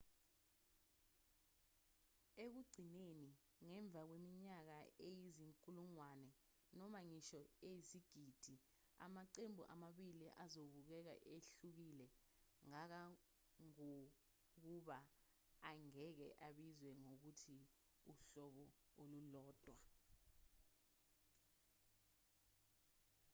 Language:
Zulu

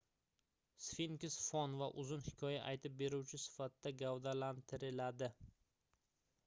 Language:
Uzbek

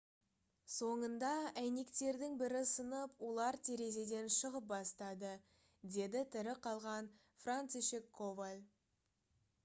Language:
Kazakh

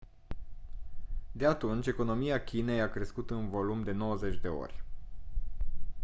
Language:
Romanian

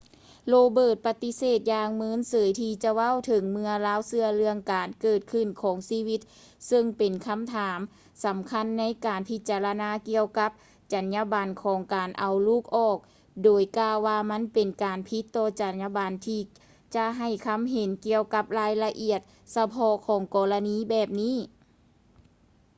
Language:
Lao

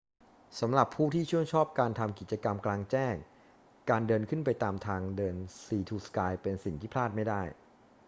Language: Thai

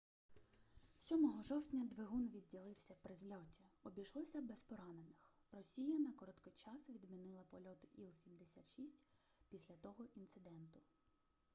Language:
Ukrainian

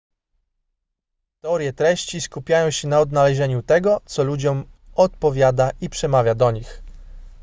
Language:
Polish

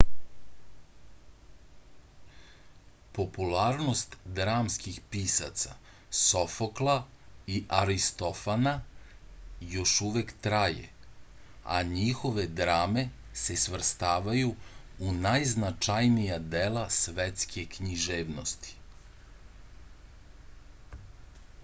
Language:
Serbian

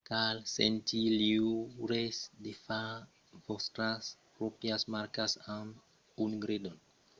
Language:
Occitan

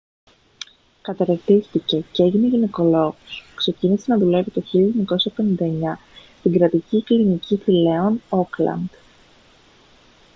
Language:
Greek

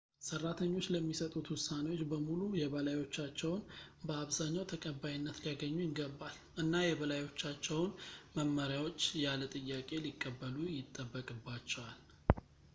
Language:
Amharic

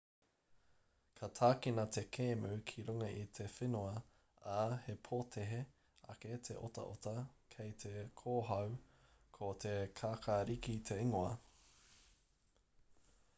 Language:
Māori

